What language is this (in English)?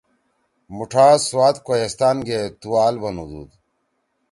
Torwali